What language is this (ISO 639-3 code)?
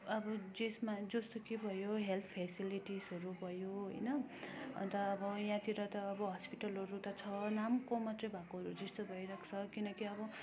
nep